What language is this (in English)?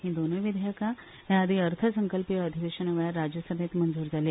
Konkani